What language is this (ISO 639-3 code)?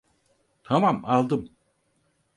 tur